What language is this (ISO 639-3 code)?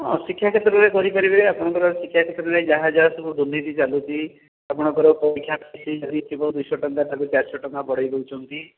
ori